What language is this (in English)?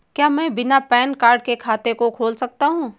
Hindi